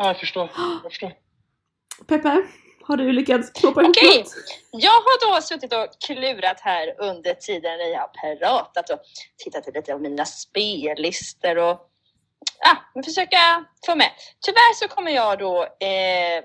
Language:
Swedish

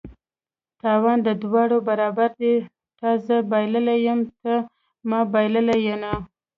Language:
Pashto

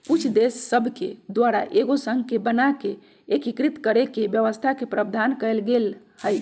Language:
Magahi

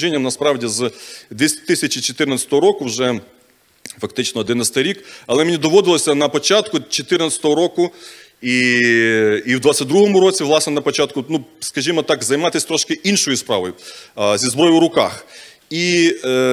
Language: Ukrainian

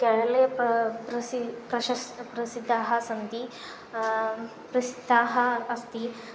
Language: Sanskrit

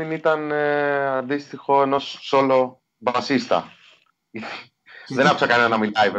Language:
Greek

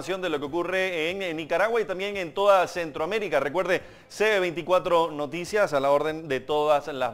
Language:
Spanish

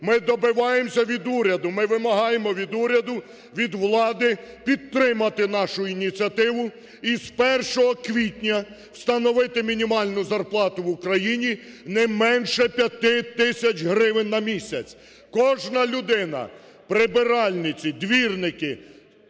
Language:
Ukrainian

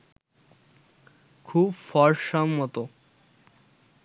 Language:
Bangla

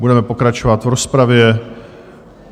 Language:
Czech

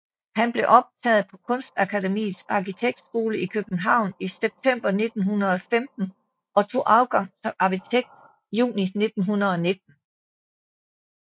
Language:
Danish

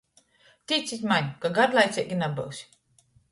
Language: Latgalian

